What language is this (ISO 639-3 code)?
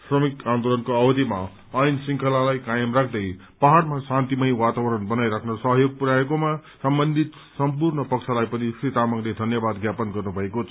nep